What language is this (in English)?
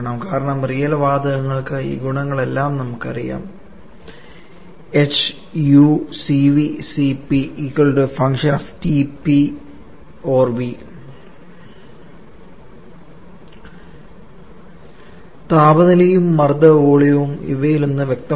Malayalam